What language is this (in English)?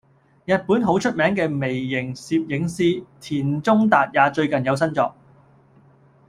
Cantonese